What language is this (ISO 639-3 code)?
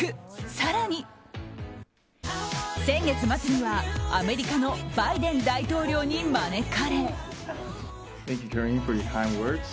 jpn